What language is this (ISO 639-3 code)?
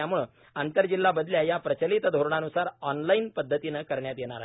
mar